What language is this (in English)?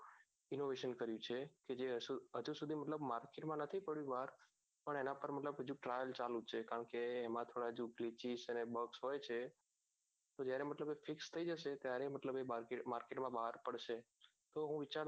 Gujarati